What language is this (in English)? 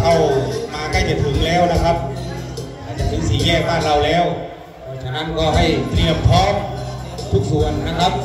Thai